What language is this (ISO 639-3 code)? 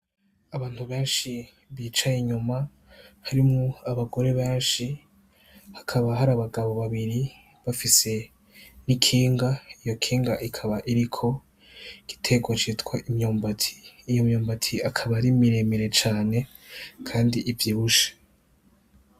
run